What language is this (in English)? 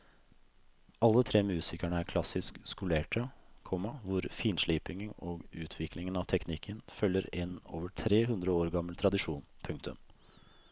Norwegian